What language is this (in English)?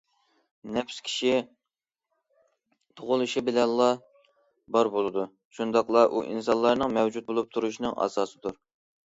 Uyghur